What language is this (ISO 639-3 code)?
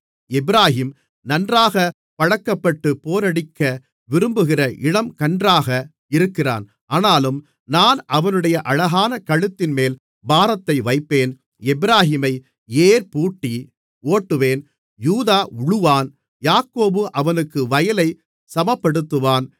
tam